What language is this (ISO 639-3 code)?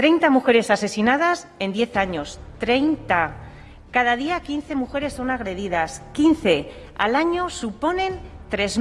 spa